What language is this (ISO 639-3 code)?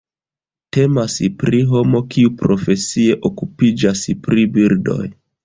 epo